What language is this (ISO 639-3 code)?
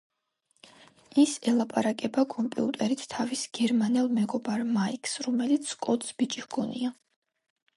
kat